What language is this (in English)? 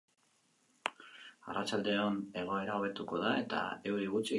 Basque